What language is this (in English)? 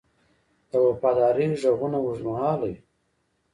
Pashto